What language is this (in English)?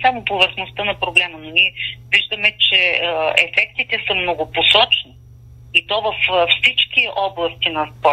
Bulgarian